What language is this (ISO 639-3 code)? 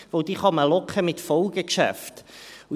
gsw